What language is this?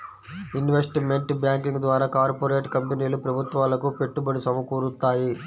Telugu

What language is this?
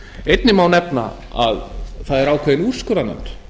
Icelandic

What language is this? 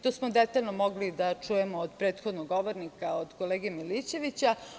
Serbian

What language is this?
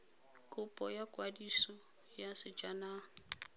Tswana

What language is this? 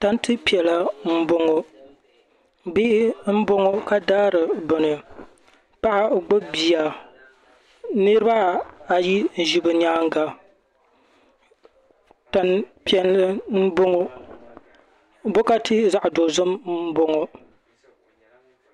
Dagbani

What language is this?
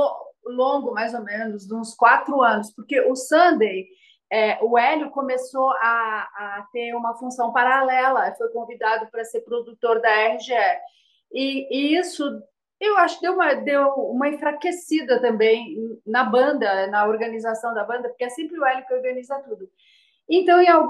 Portuguese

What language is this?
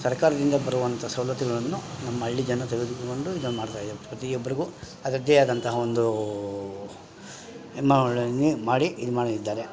Kannada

